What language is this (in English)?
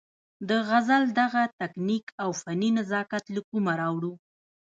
Pashto